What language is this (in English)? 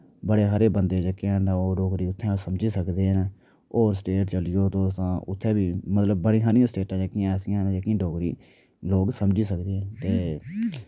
Dogri